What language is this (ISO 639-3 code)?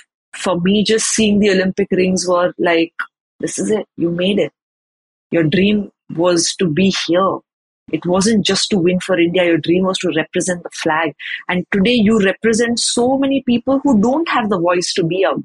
eng